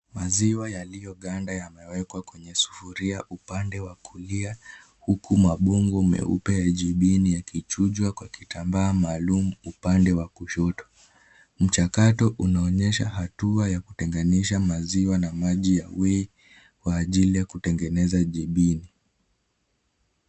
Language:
Swahili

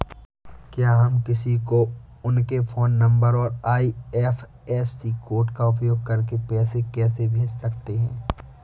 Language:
Hindi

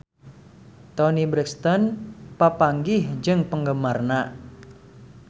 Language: Sundanese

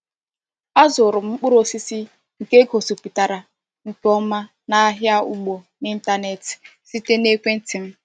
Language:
Igbo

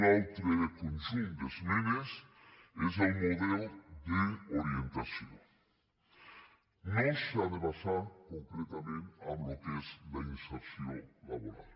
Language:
Catalan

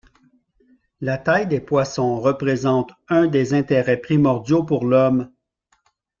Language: French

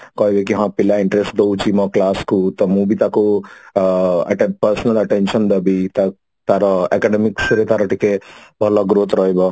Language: Odia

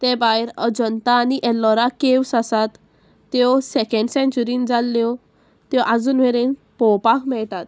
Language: Konkani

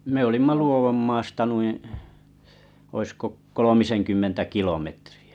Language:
Finnish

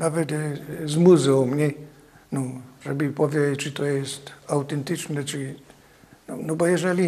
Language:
Polish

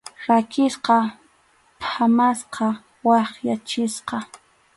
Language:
Arequipa-La Unión Quechua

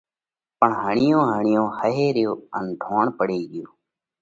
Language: Parkari Koli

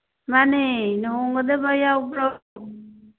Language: Manipuri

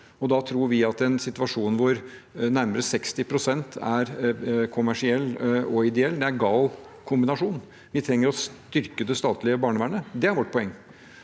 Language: Norwegian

